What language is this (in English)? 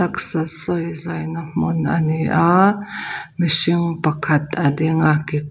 Mizo